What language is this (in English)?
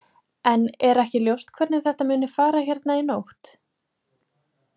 Icelandic